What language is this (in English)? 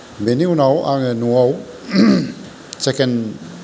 Bodo